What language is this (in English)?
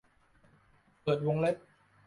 Thai